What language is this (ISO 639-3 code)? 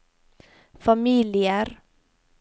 nor